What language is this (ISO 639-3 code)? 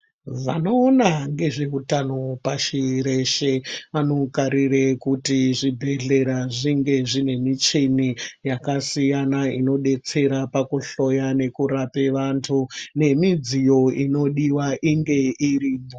ndc